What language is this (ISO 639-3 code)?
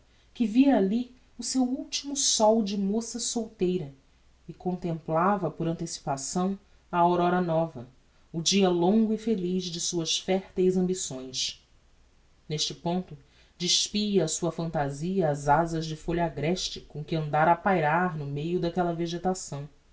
por